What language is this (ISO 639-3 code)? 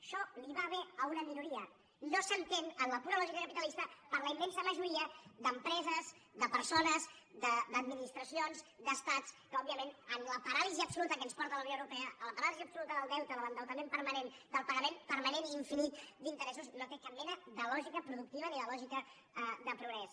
cat